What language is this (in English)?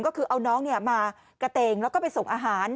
Thai